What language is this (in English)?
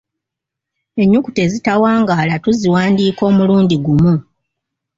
Ganda